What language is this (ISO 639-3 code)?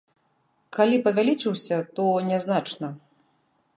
bel